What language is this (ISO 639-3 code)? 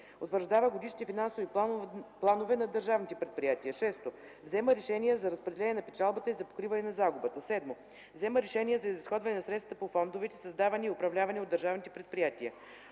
bul